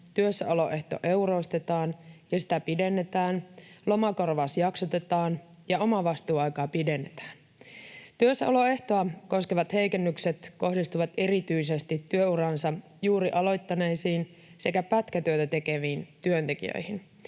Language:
Finnish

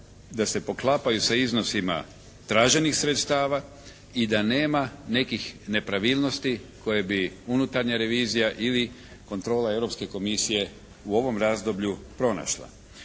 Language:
Croatian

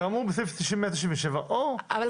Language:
Hebrew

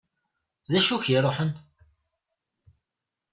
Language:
Kabyle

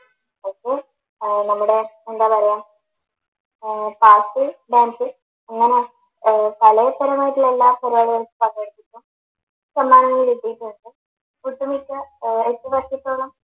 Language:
Malayalam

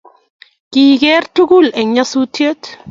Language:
Kalenjin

